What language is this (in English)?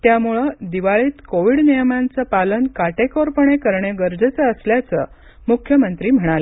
Marathi